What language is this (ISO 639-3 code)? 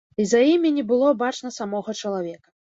bel